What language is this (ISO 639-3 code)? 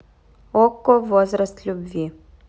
rus